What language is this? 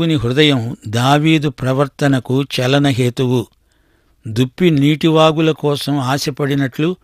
Telugu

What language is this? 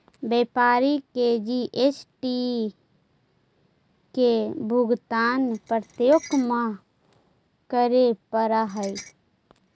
Magahi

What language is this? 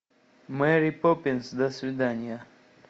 Russian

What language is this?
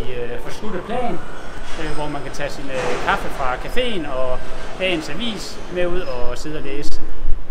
Danish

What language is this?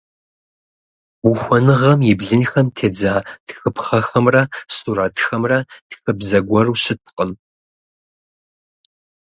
Kabardian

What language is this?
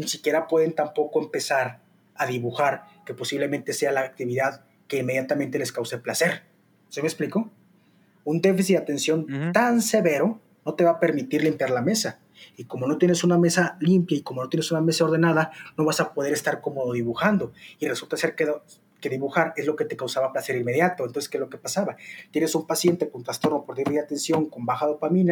Spanish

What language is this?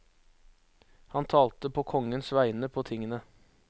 Norwegian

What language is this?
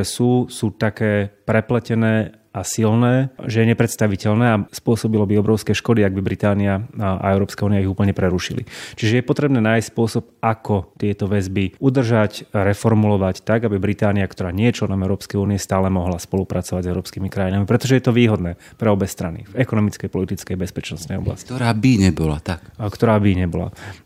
Slovak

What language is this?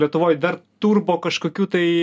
Lithuanian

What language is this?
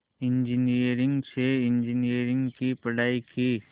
Hindi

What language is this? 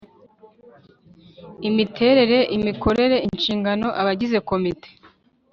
Kinyarwanda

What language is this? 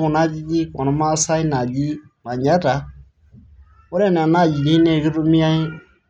Masai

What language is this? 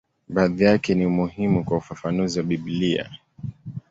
Swahili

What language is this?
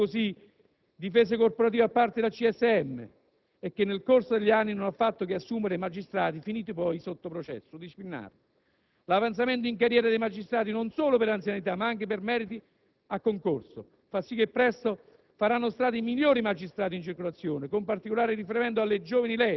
Italian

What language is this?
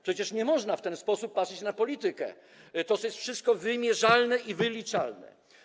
Polish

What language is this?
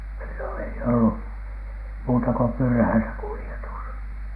Finnish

